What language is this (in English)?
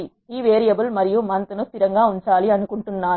Telugu